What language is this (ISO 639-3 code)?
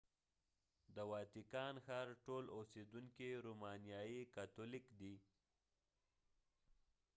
pus